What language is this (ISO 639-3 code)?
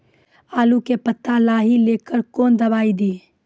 mai